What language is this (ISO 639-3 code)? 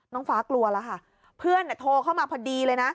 tha